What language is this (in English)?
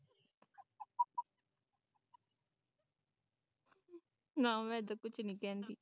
Punjabi